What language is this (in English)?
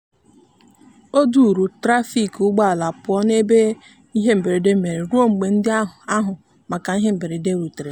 Igbo